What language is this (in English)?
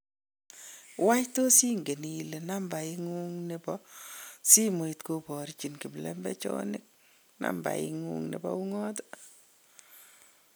Kalenjin